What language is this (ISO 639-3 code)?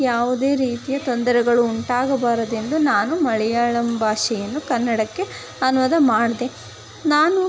kan